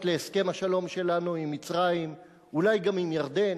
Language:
Hebrew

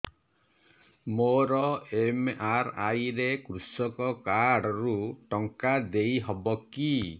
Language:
Odia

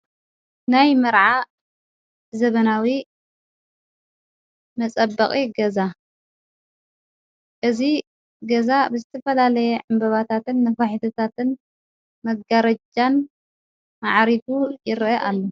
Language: Tigrinya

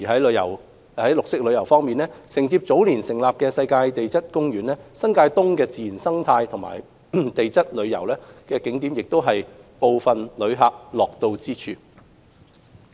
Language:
Cantonese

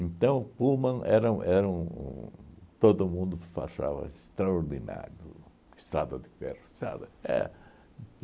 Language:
Portuguese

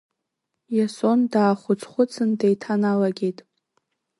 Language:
Abkhazian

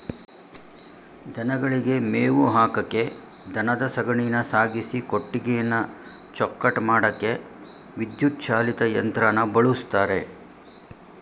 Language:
Kannada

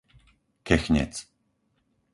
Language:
Slovak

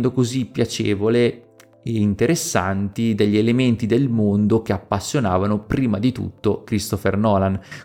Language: Italian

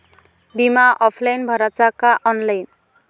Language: Marathi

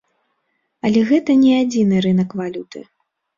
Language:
Belarusian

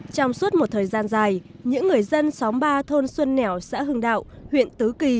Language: Vietnamese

